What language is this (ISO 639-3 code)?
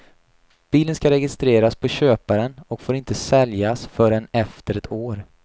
swe